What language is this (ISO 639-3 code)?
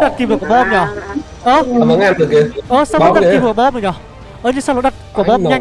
vie